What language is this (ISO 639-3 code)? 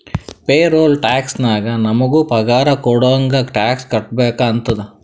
kan